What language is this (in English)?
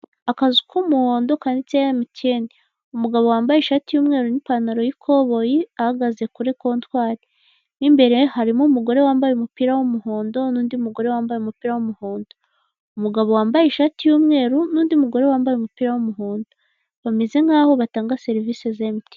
Kinyarwanda